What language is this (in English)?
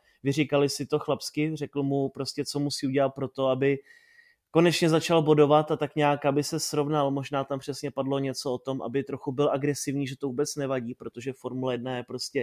Czech